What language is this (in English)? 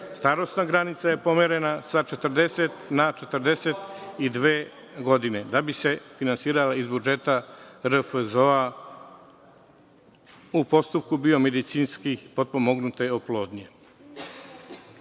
Serbian